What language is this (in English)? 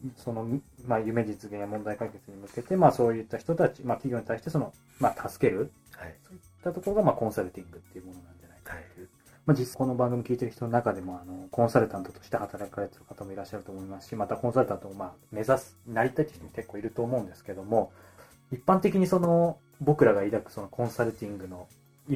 Japanese